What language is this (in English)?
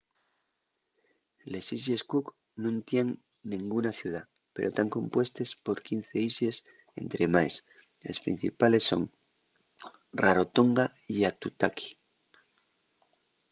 Asturian